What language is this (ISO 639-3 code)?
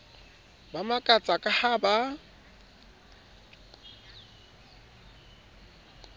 sot